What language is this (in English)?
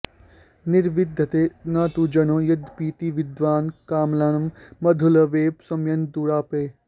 Sanskrit